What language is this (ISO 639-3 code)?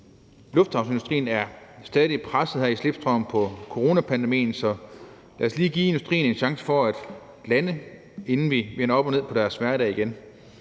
dan